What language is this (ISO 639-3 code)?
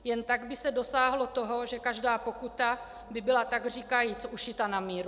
ces